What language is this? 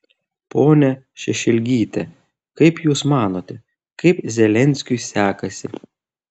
Lithuanian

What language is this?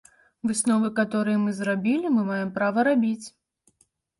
Belarusian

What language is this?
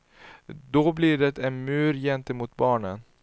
Swedish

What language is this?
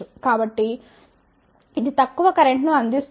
Telugu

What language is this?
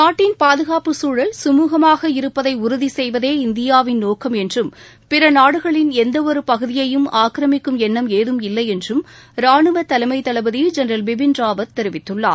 Tamil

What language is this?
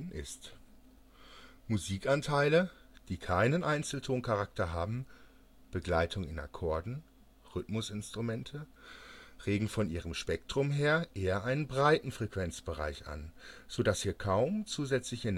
German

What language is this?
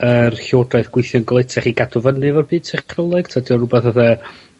Welsh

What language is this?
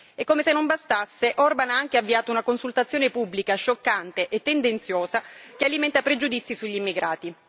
Italian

